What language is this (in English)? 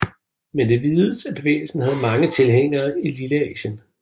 Danish